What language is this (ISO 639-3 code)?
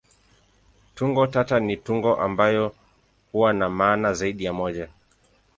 swa